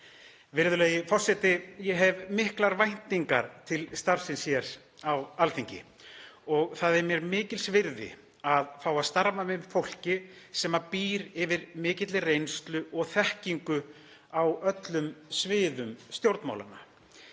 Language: Icelandic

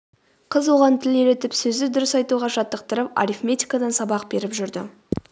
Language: Kazakh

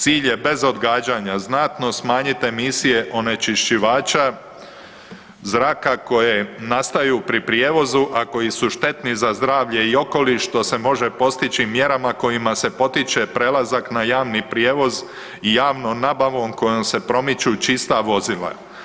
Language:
Croatian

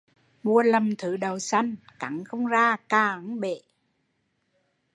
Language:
Vietnamese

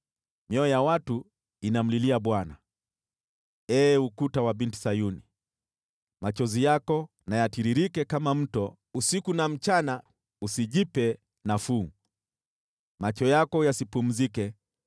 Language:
Swahili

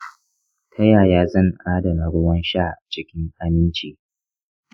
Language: Hausa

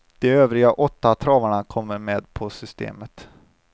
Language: Swedish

